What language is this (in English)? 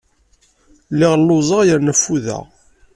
Kabyle